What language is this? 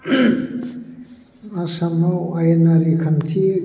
Bodo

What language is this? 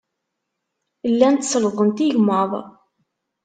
Kabyle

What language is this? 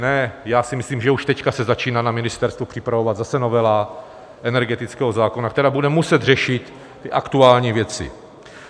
Czech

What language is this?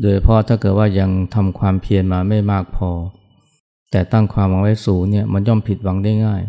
Thai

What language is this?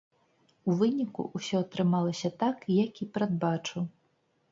Belarusian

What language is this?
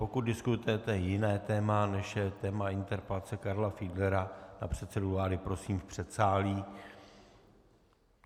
Czech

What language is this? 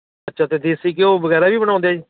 Punjabi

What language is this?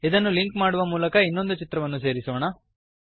Kannada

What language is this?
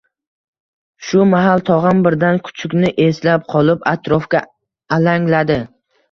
Uzbek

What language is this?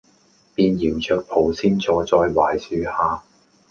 Cantonese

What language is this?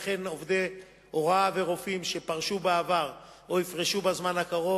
Hebrew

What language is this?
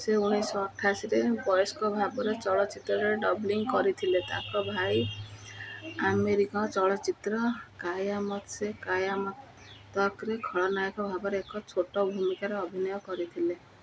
Odia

